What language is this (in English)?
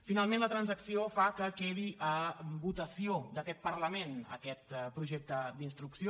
Catalan